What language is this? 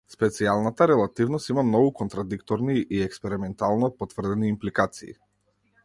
Macedonian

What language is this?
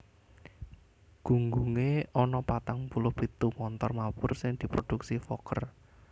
Javanese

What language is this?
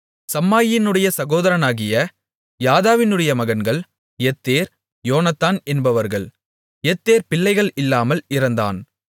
Tamil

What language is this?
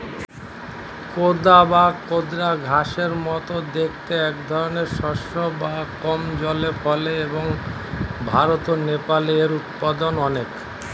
Bangla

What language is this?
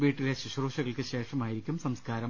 Malayalam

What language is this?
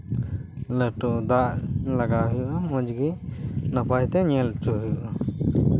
Santali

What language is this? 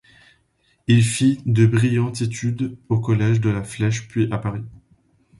French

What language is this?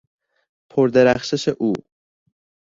Persian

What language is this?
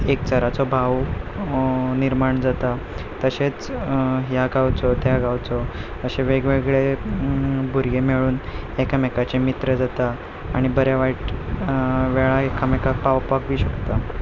Konkani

